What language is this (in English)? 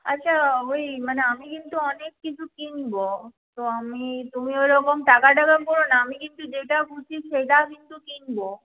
Bangla